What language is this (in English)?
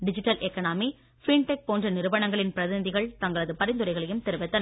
Tamil